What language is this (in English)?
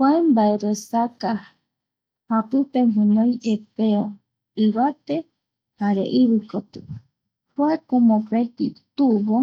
Eastern Bolivian Guaraní